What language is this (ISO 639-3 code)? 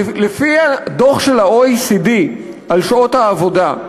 heb